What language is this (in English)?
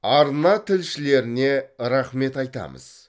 Kazakh